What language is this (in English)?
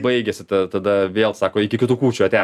Lithuanian